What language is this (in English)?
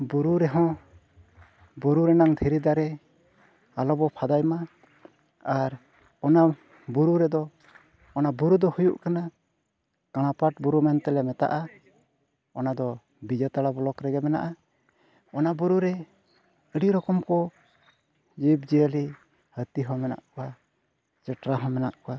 Santali